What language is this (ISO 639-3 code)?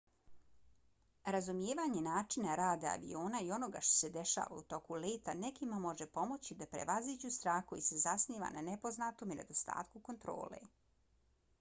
bos